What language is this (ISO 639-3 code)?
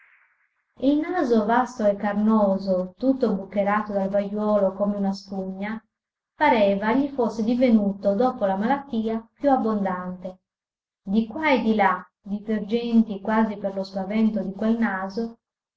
ita